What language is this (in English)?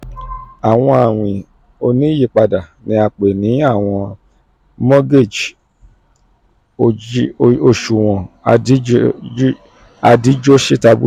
Yoruba